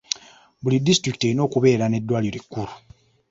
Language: Ganda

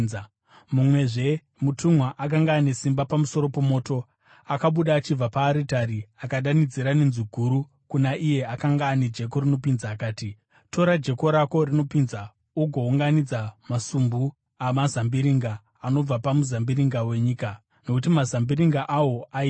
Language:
Shona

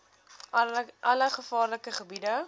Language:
Afrikaans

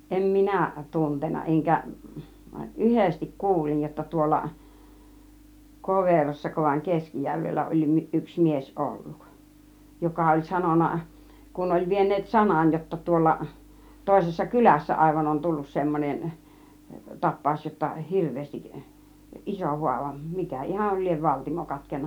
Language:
Finnish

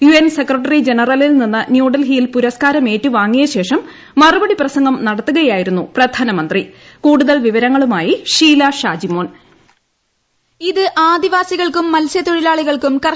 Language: Malayalam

